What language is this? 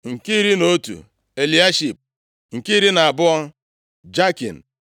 Igbo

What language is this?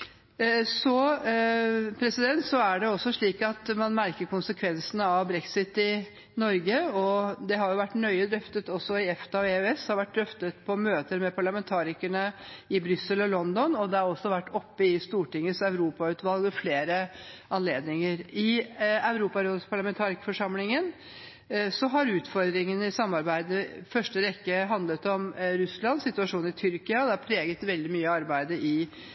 Norwegian Bokmål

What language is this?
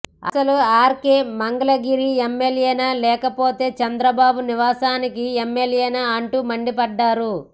Telugu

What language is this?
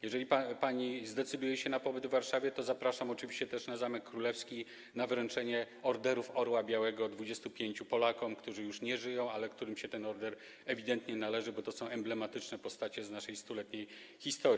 Polish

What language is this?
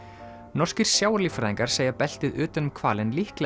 Icelandic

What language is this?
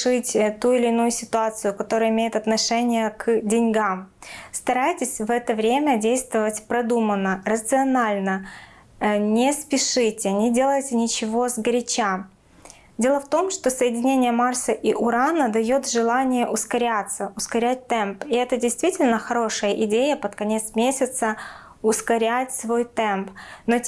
Russian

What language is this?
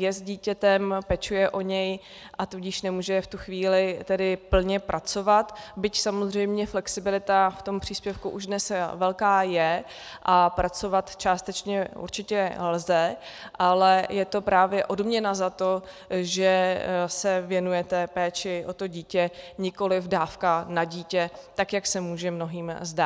Czech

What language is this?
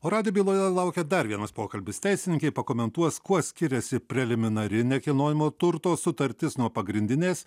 Lithuanian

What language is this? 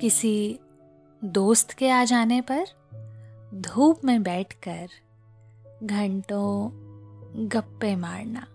Hindi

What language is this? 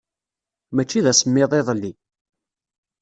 Kabyle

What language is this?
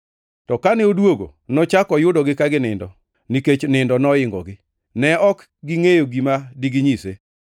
Luo (Kenya and Tanzania)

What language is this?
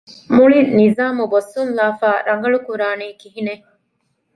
Divehi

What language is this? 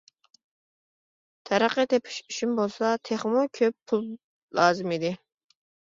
Uyghur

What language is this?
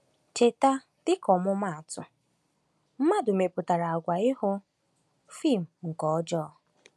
Igbo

